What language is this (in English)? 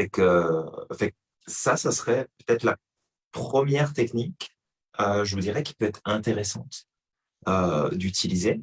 French